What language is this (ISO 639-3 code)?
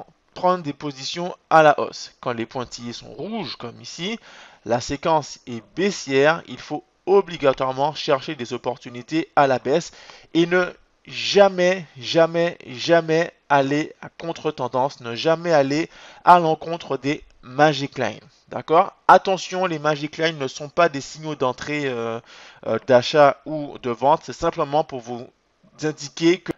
fra